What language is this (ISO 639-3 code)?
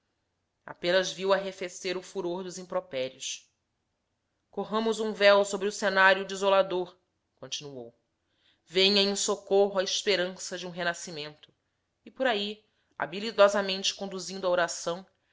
por